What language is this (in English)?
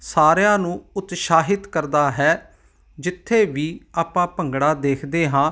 Punjabi